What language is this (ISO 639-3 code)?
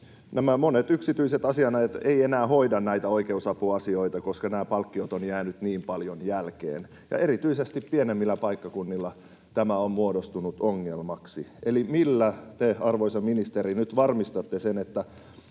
fin